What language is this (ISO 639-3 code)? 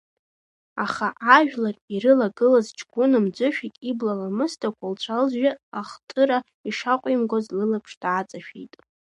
abk